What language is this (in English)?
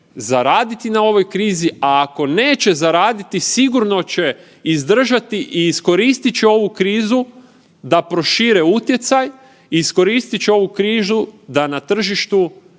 Croatian